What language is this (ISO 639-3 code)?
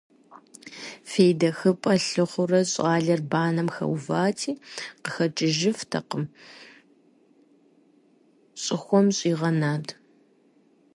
kbd